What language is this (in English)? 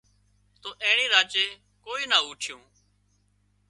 Wadiyara Koli